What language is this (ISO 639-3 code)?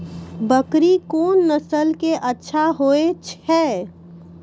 mai